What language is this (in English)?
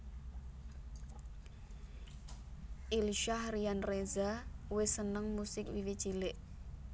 Javanese